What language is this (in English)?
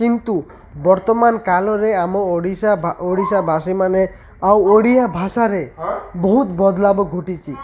Odia